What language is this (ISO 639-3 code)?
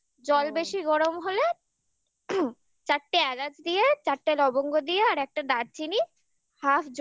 ben